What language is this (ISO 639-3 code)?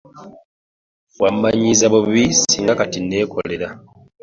lug